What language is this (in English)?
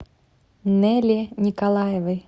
Russian